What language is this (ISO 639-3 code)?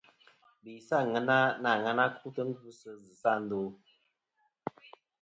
bkm